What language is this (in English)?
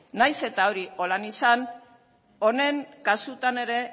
Basque